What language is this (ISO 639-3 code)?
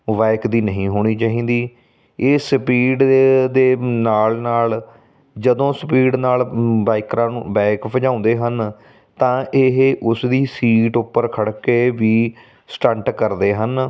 pan